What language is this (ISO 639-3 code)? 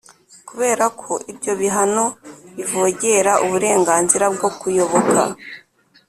kin